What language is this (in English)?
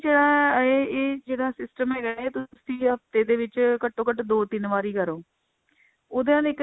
Punjabi